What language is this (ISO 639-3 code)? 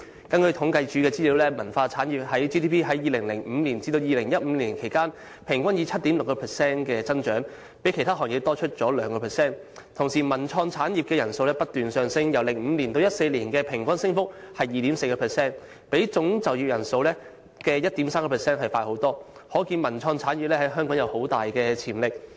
yue